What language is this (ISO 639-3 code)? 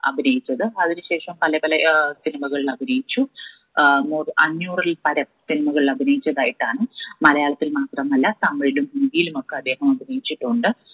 mal